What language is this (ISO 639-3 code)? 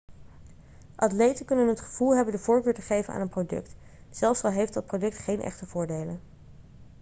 nld